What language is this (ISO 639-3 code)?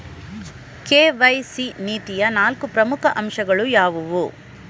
kan